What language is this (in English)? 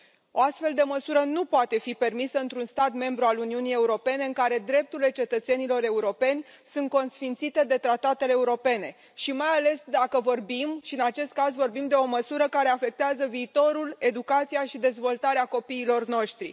Romanian